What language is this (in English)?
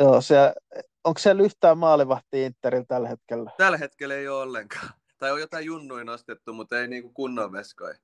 Finnish